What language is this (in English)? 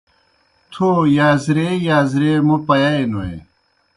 Kohistani Shina